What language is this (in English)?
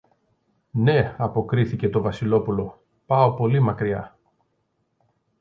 Greek